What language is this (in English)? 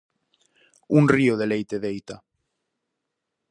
Galician